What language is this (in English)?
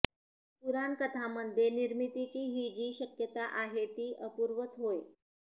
Marathi